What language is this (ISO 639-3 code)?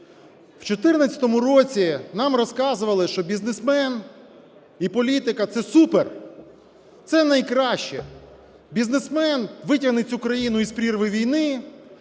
ukr